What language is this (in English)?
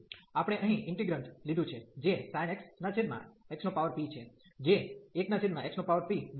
Gujarati